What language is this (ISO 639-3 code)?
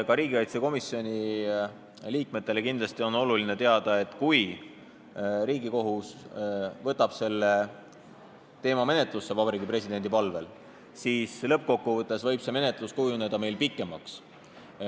est